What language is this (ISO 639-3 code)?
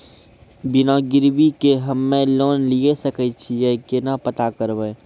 mai